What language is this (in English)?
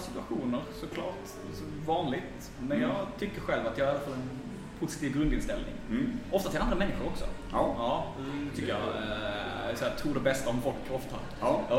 Swedish